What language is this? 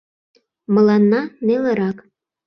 Mari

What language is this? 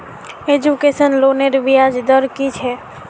Magahi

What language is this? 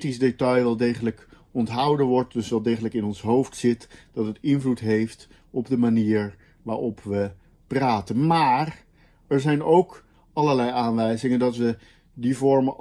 Dutch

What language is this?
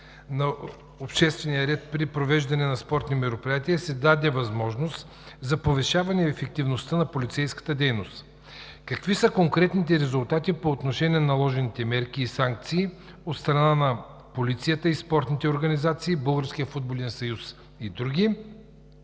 Bulgarian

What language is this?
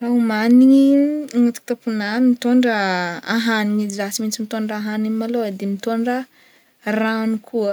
Northern Betsimisaraka Malagasy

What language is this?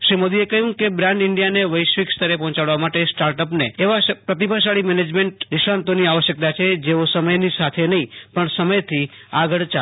Gujarati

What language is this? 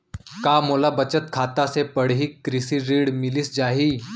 Chhattisgarhi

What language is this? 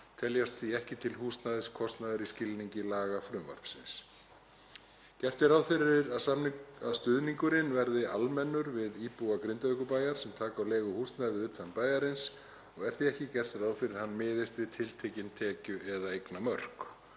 Icelandic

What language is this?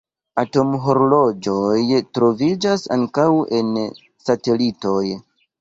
Esperanto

